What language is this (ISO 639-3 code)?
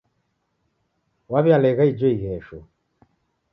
dav